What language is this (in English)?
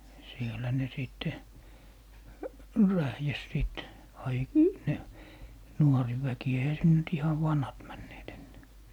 Finnish